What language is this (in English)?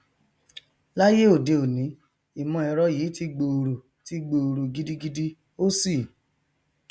Yoruba